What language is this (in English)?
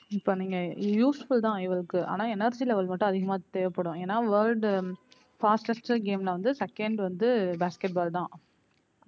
Tamil